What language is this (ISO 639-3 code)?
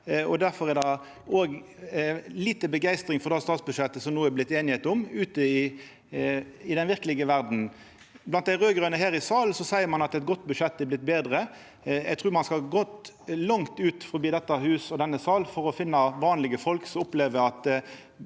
nor